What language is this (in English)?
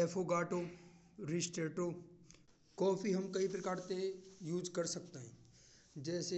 Braj